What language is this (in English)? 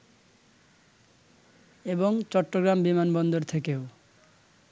Bangla